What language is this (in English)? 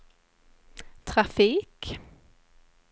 Swedish